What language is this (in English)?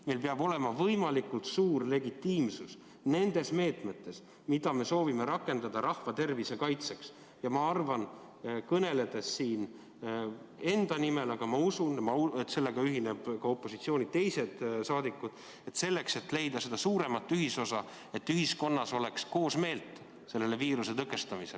Estonian